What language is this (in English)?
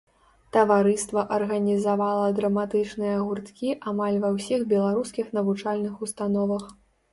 Belarusian